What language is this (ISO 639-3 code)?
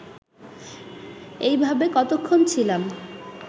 ben